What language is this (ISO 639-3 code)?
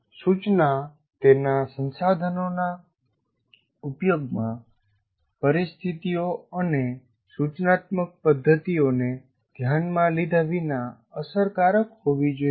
guj